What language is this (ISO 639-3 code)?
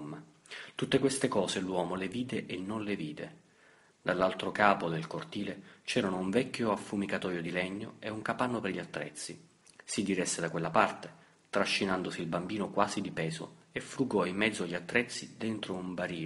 ita